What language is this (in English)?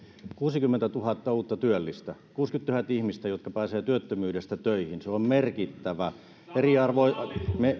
Finnish